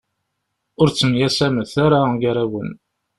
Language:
Kabyle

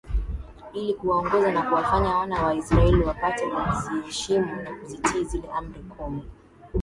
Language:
Swahili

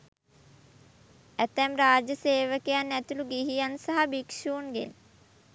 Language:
Sinhala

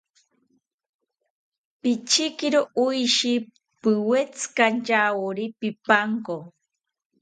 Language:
South Ucayali Ashéninka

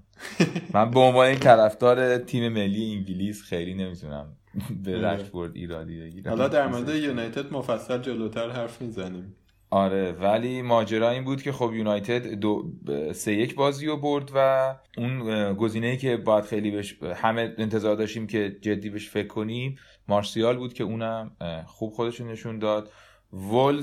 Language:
Persian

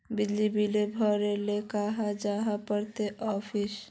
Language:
Magahi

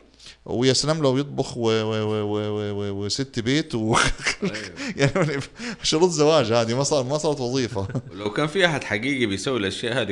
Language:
Arabic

